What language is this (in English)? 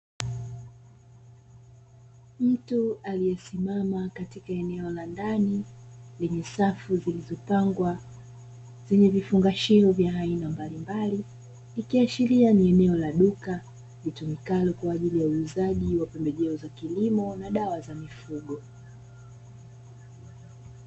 Swahili